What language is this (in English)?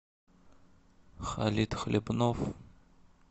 Russian